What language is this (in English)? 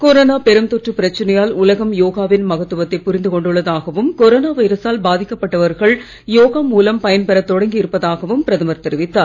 Tamil